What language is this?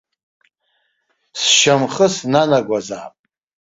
Abkhazian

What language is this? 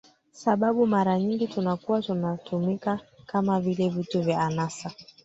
Swahili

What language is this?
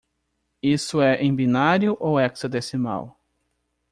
Portuguese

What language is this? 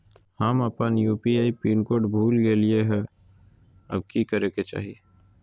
Magahi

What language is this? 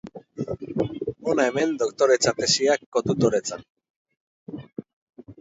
Basque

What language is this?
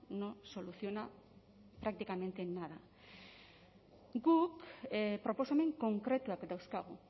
Basque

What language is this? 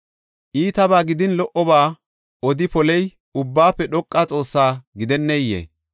Gofa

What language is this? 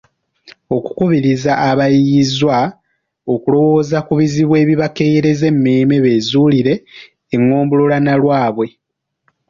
Ganda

